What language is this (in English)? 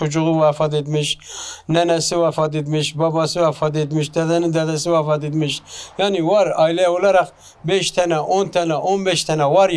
Turkish